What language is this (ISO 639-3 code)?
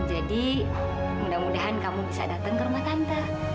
ind